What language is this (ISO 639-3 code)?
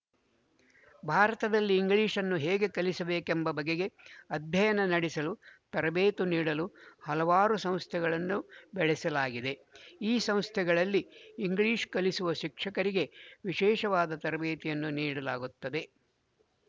kan